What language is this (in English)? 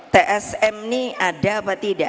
Indonesian